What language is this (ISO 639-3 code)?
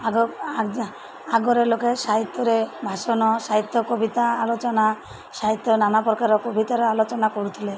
ori